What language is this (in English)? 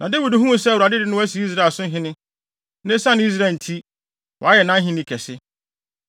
Akan